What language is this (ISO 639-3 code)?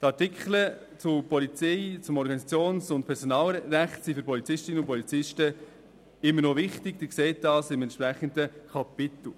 gsw